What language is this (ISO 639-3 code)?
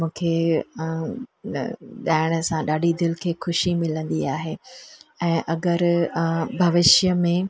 snd